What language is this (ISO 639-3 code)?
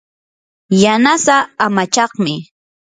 qur